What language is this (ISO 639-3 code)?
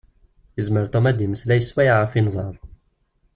kab